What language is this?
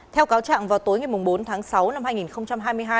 Vietnamese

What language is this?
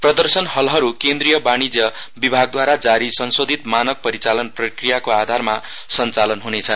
Nepali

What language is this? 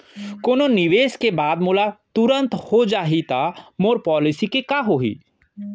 Chhattisgarhi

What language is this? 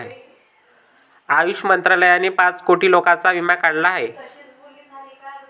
Marathi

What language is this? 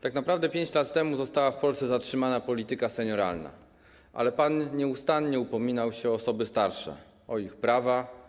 Polish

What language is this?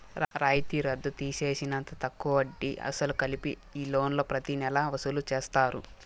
Telugu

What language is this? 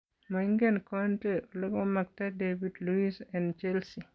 Kalenjin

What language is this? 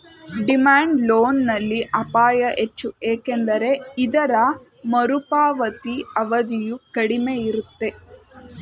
Kannada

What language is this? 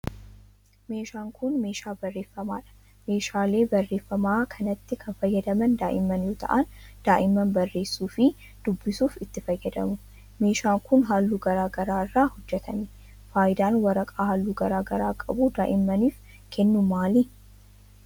Oromo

